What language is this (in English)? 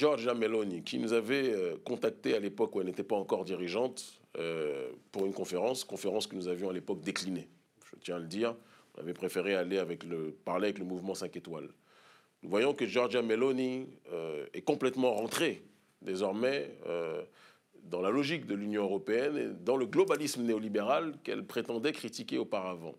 French